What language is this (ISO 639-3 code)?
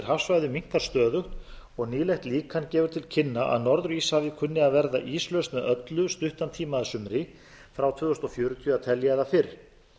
isl